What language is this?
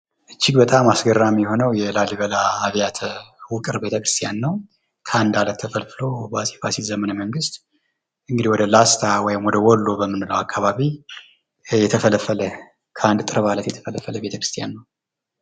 Amharic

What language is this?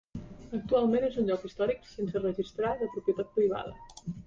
Catalan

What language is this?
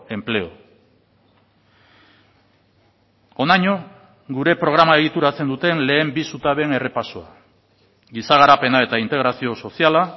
Basque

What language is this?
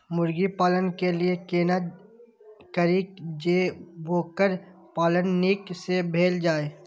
Maithili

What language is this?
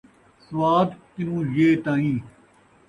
Saraiki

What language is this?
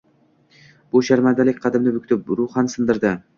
Uzbek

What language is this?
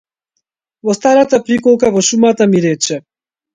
Macedonian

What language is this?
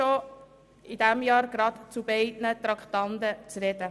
Swiss German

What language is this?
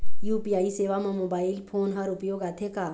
Chhattisgarhi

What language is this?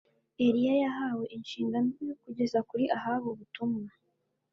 Kinyarwanda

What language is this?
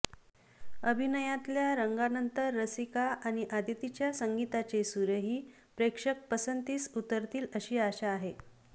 Marathi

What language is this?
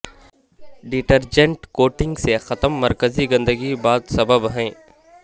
Urdu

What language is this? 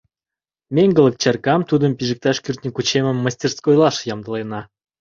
Mari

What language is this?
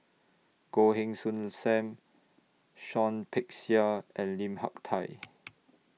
English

